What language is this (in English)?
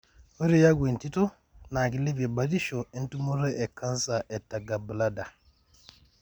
Masai